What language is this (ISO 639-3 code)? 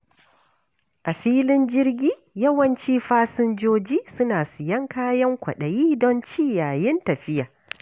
hau